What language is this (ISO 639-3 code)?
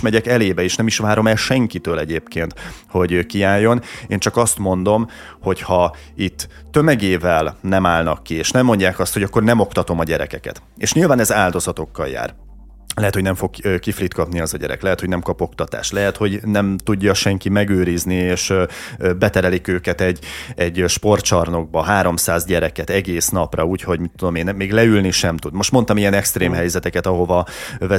hun